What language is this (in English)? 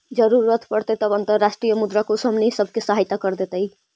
Magahi